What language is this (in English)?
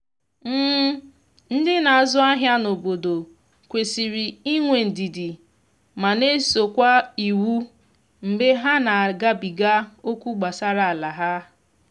Igbo